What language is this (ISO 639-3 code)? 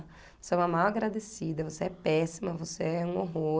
por